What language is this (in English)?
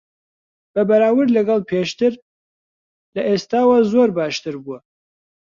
Central Kurdish